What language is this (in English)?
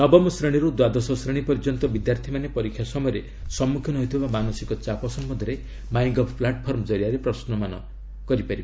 Odia